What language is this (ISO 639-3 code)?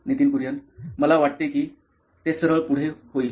mar